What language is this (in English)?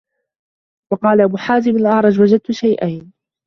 Arabic